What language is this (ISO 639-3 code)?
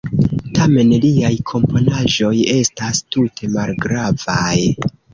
epo